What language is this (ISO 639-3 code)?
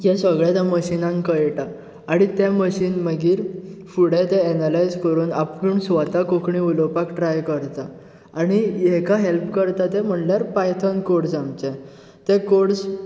kok